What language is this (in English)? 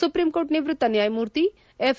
Kannada